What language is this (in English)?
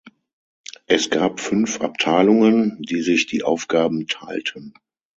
German